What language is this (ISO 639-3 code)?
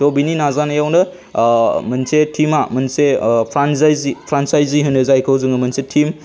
brx